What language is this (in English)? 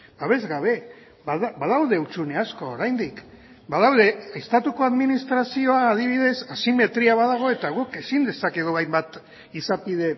Basque